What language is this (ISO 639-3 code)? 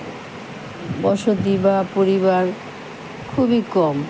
ben